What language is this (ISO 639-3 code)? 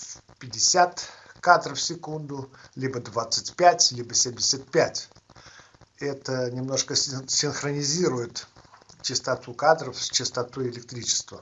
rus